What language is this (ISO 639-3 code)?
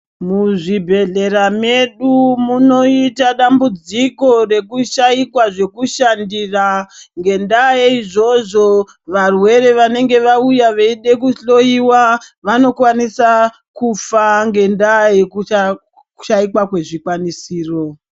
ndc